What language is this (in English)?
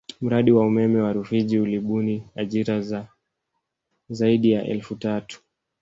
Swahili